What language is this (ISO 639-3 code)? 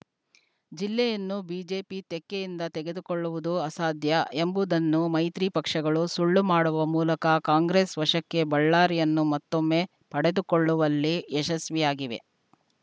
kan